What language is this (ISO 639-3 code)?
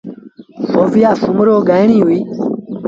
sbn